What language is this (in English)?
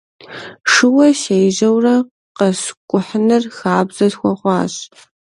Kabardian